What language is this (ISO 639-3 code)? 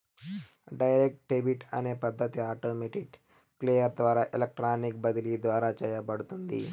tel